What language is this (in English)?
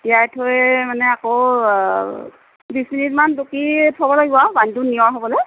Assamese